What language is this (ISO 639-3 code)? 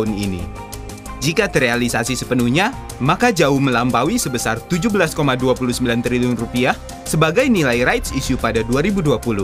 ind